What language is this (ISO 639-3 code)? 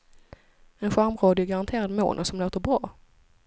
swe